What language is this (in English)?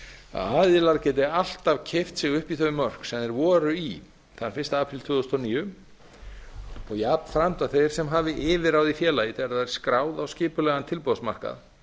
Icelandic